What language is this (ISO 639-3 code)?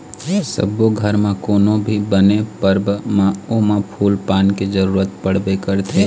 hne